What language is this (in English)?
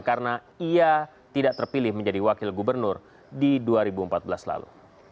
Indonesian